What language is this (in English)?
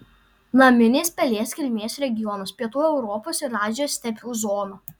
Lithuanian